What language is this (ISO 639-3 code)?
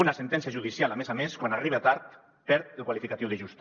cat